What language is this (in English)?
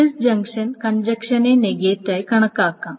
Malayalam